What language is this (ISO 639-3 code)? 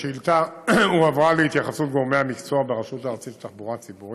heb